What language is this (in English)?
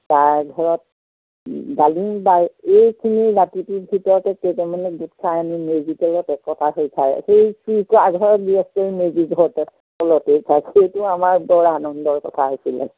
Assamese